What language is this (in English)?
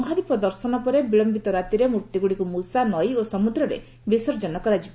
Odia